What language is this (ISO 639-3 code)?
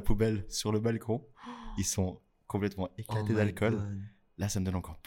fra